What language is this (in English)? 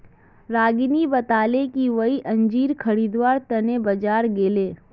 Magahi